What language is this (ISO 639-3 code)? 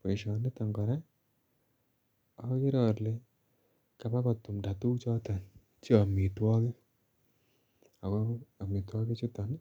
kln